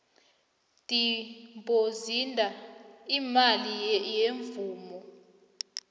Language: South Ndebele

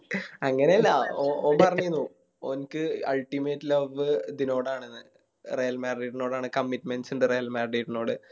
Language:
Malayalam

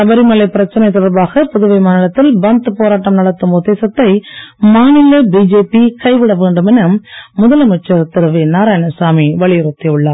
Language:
Tamil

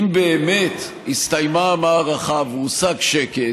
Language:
Hebrew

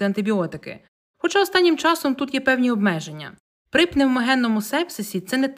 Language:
Ukrainian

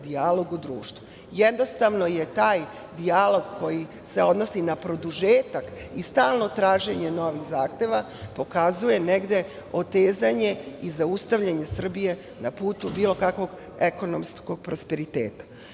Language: Serbian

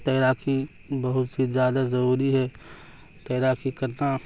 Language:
Urdu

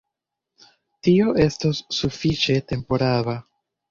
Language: Esperanto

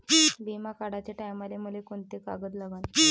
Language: Marathi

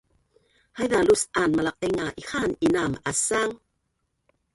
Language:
Bunun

